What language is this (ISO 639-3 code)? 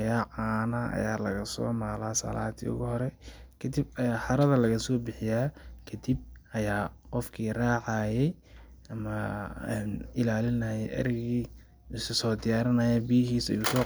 som